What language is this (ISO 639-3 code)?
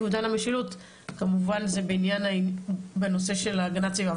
heb